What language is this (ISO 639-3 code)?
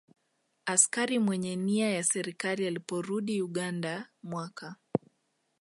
swa